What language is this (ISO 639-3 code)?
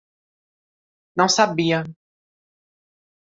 por